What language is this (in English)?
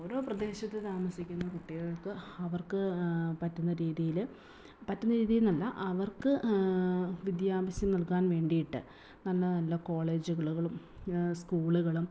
Malayalam